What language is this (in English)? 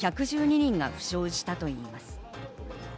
Japanese